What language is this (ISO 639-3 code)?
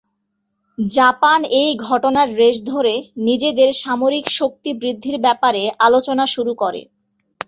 ben